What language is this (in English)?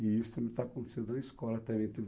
Portuguese